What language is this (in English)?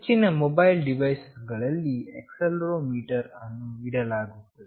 Kannada